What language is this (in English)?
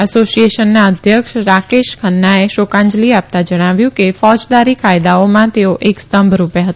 Gujarati